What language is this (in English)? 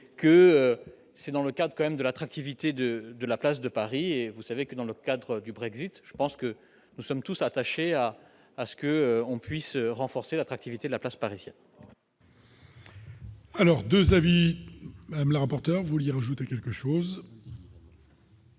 French